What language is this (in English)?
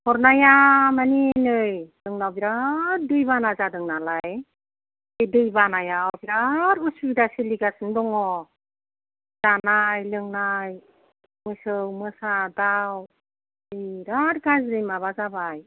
Bodo